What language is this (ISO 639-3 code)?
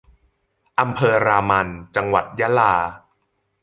tha